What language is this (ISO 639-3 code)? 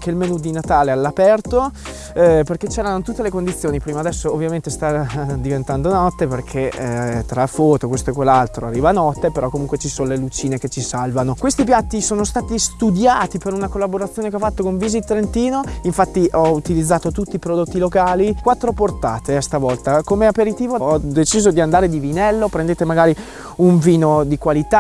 ita